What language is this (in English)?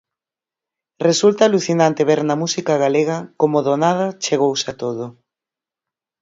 Galician